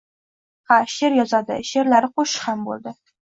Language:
Uzbek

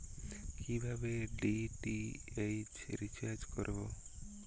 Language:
Bangla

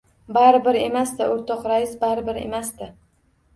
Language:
Uzbek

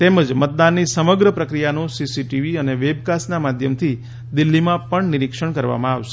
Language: Gujarati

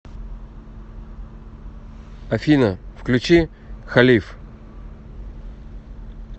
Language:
Russian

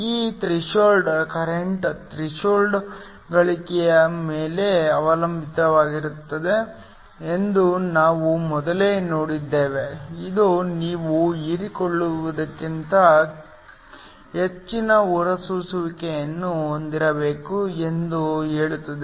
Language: Kannada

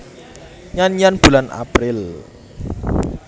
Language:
Javanese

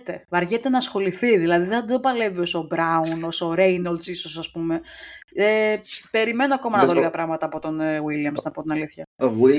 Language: Greek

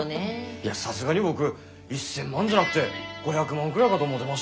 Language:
Japanese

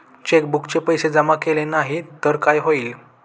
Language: Marathi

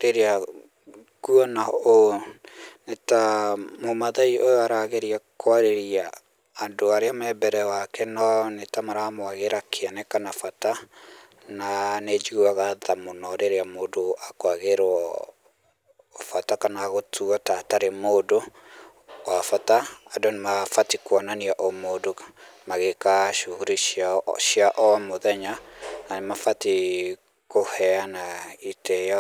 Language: Kikuyu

